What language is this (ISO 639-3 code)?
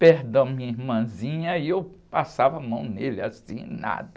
por